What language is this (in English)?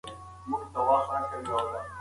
Pashto